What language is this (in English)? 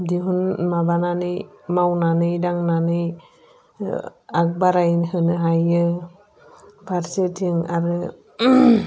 Bodo